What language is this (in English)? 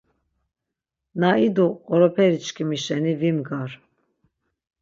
Laz